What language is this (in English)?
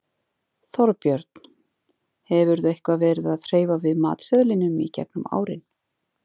Icelandic